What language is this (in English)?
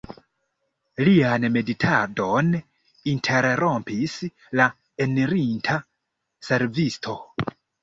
Esperanto